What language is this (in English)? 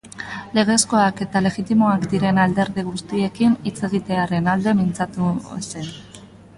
Basque